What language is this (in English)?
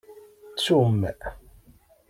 Kabyle